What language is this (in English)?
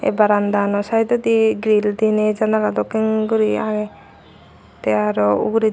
Chakma